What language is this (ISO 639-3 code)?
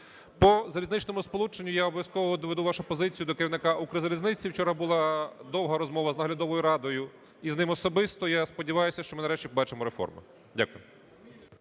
ukr